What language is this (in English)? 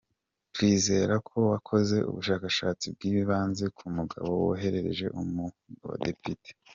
Kinyarwanda